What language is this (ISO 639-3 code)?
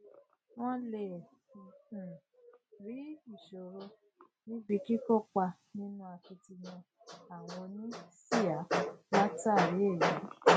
yor